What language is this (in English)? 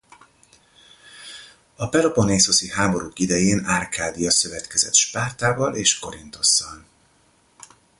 Hungarian